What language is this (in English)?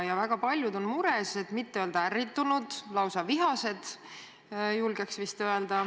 Estonian